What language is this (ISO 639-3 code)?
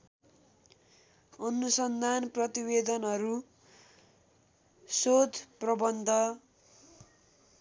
nep